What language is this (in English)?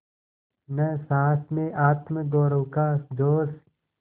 Hindi